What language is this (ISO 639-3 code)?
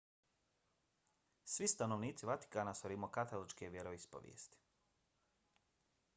bos